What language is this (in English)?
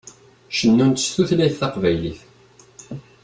Kabyle